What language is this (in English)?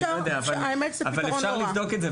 Hebrew